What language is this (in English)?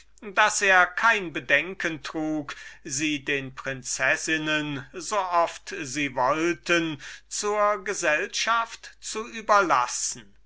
German